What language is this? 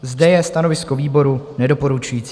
Czech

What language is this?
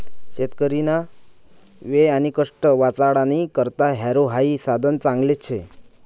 Marathi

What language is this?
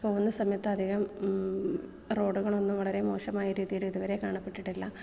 Malayalam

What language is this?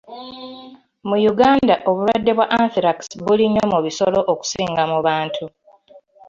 Ganda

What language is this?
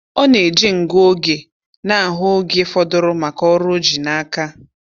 Igbo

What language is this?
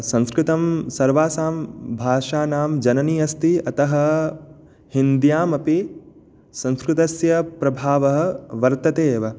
Sanskrit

